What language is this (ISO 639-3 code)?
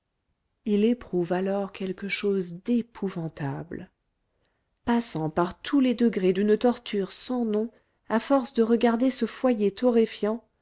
fra